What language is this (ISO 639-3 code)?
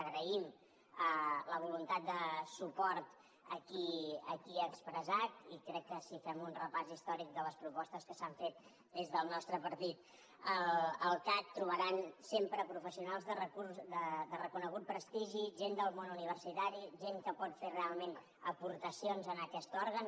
cat